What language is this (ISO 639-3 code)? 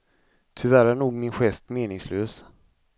swe